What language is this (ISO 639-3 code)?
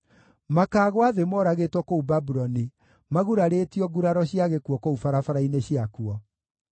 kik